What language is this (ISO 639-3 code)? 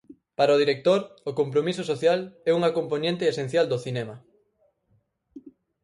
glg